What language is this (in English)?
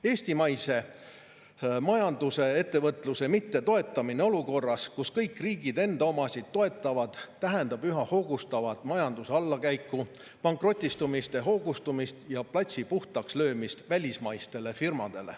Estonian